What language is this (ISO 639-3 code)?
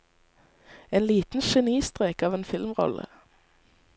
nor